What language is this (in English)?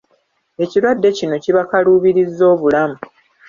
Ganda